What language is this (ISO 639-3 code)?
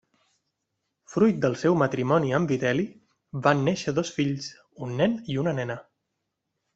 cat